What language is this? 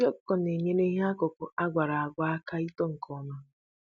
Igbo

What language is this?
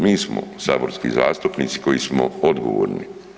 Croatian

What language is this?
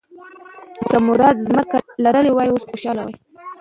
Pashto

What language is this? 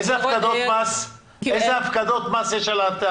Hebrew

